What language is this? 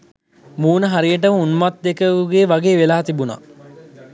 Sinhala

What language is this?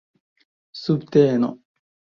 Esperanto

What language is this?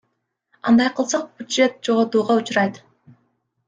Kyrgyz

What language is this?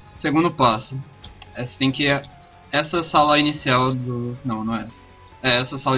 Portuguese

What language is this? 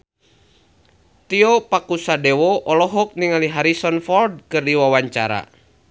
Sundanese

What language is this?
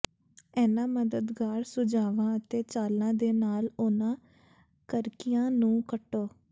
Punjabi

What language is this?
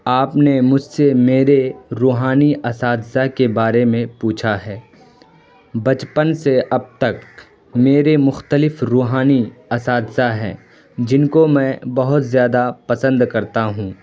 Urdu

